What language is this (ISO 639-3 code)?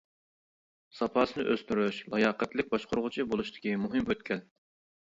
uig